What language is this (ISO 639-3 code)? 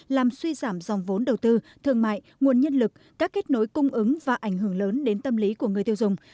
vie